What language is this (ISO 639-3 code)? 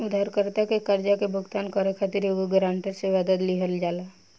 bho